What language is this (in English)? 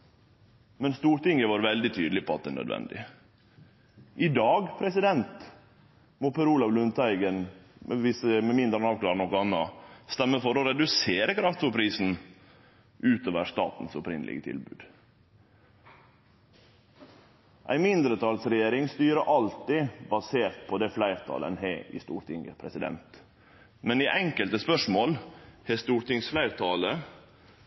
Norwegian Nynorsk